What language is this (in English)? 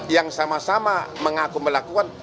Indonesian